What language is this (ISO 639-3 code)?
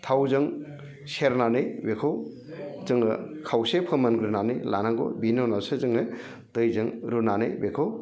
brx